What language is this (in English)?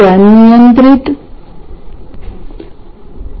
Marathi